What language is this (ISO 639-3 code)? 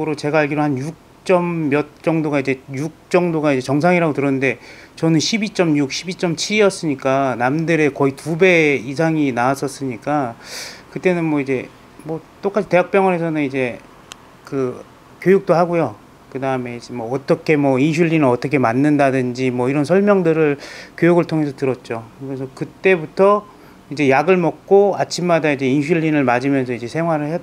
kor